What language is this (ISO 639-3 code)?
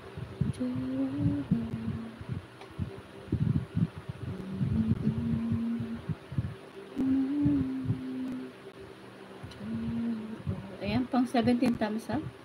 fil